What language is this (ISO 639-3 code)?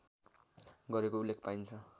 nep